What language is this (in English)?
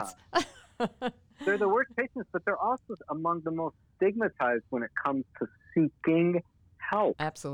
English